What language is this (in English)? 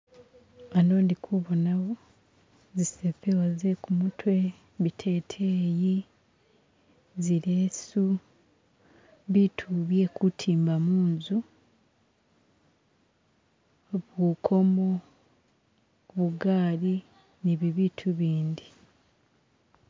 Masaaba